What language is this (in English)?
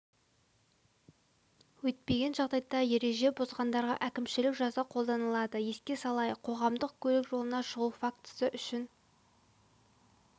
Kazakh